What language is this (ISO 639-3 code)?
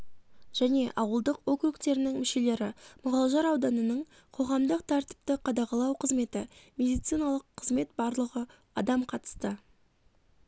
kaz